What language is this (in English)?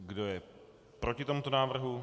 Czech